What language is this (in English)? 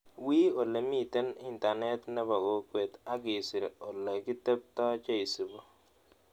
Kalenjin